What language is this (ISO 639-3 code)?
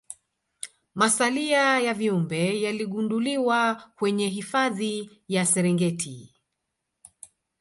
swa